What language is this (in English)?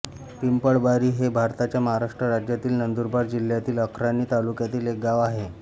Marathi